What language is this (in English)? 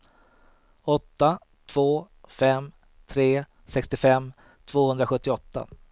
Swedish